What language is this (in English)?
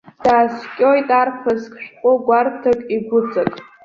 Abkhazian